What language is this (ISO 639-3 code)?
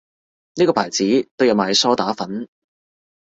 yue